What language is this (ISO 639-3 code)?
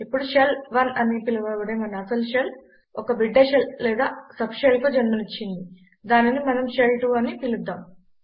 tel